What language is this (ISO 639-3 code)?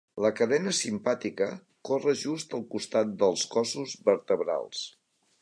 cat